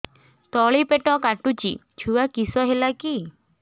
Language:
Odia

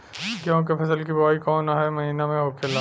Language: Bhojpuri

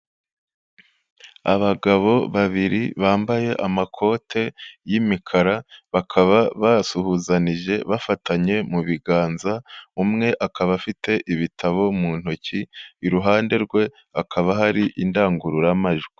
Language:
Kinyarwanda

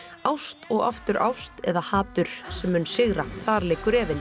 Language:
Icelandic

